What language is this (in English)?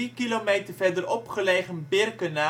Dutch